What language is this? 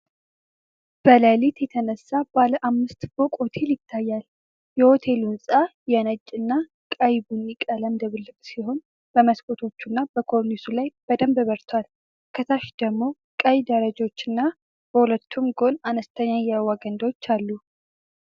Amharic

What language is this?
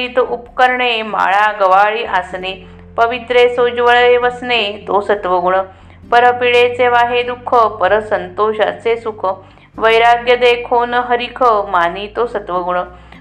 Marathi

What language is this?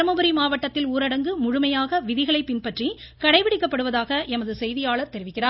Tamil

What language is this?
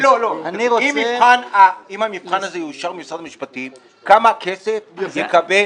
Hebrew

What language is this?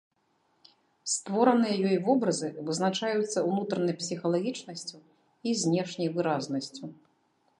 Belarusian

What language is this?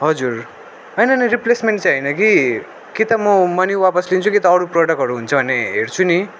Nepali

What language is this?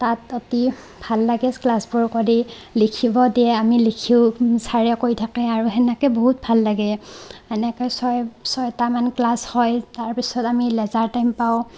Assamese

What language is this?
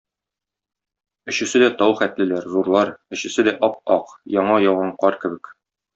Tatar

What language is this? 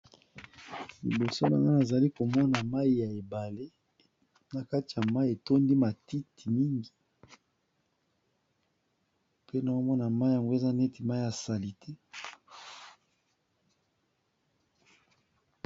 Lingala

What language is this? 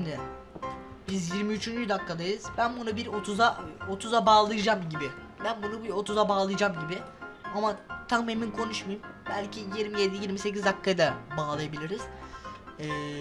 Turkish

